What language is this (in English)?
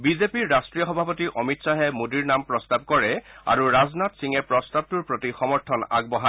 Assamese